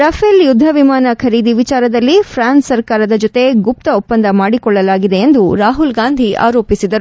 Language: Kannada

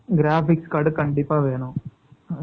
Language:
Tamil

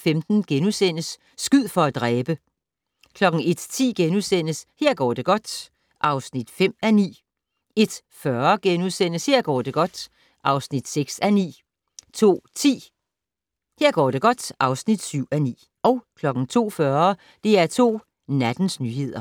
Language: Danish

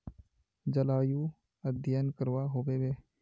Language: Magahi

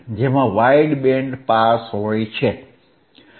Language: Gujarati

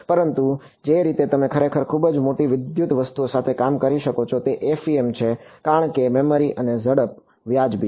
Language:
Gujarati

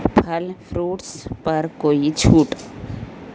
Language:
Urdu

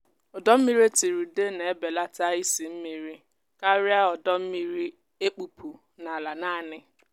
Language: Igbo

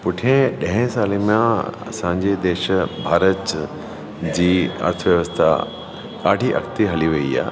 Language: Sindhi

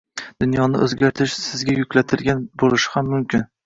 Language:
Uzbek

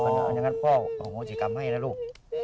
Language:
Thai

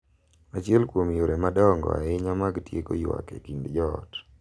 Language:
Luo (Kenya and Tanzania)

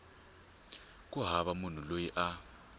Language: Tsonga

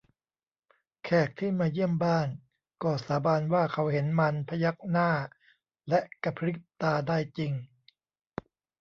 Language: Thai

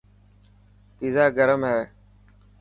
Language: Dhatki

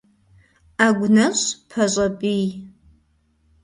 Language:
Kabardian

